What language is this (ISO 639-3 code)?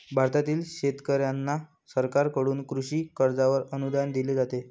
mar